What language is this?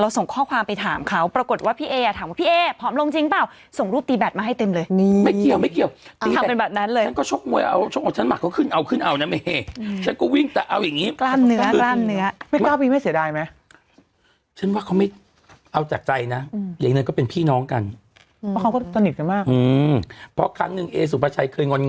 Thai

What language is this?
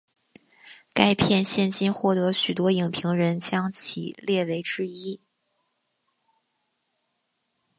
Chinese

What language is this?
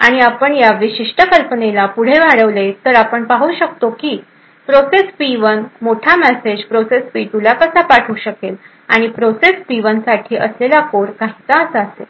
Marathi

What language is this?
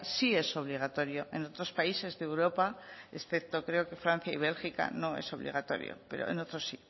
Spanish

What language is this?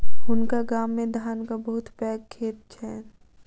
Maithili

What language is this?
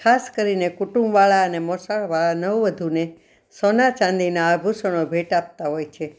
Gujarati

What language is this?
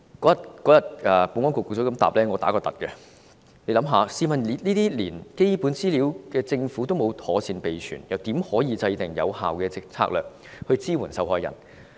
Cantonese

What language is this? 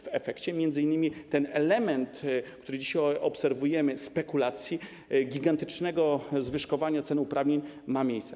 Polish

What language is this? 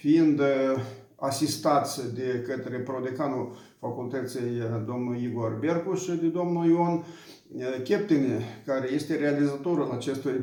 Romanian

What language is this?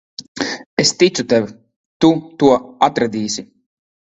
Latvian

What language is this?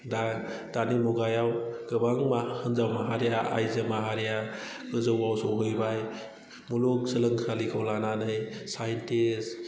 Bodo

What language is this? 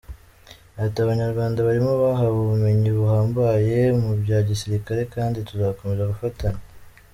Kinyarwanda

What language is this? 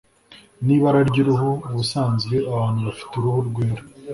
Kinyarwanda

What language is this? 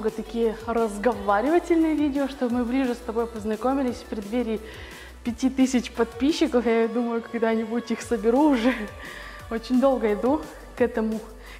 Russian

